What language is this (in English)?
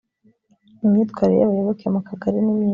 Kinyarwanda